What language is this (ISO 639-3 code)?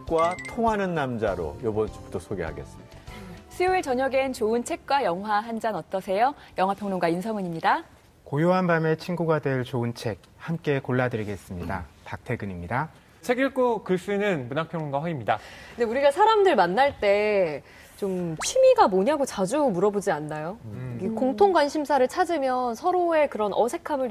kor